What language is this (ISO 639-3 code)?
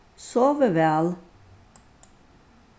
fao